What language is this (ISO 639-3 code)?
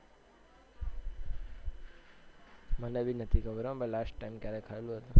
guj